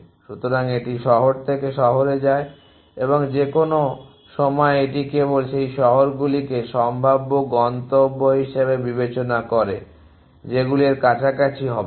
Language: Bangla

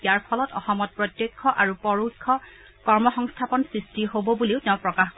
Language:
Assamese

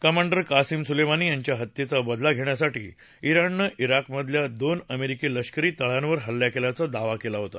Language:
Marathi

